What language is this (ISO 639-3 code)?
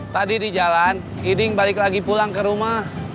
ind